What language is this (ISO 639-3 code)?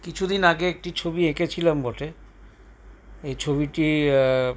ben